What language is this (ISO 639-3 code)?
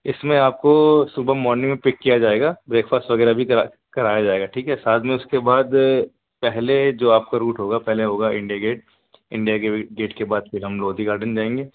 urd